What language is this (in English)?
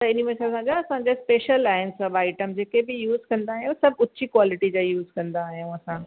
Sindhi